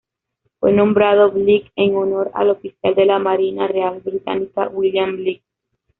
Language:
Spanish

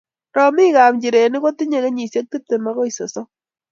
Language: Kalenjin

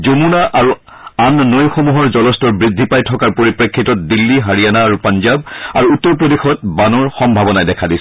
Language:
Assamese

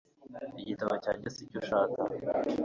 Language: Kinyarwanda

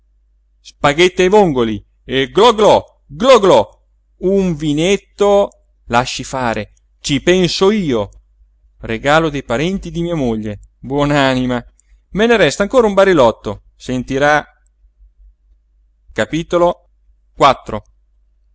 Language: Italian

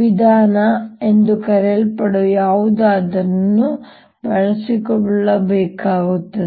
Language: Kannada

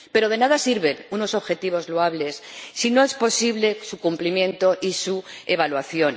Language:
Spanish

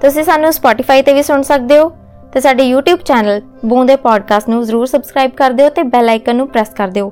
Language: Hindi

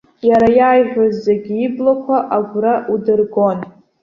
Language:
Abkhazian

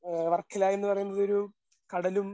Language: Malayalam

